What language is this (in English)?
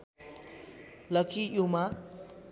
Nepali